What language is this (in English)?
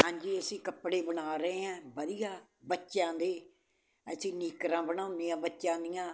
Punjabi